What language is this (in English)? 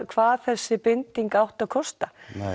Icelandic